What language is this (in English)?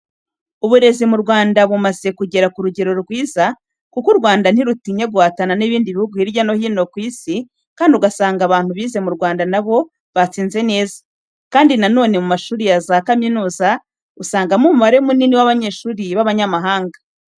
Kinyarwanda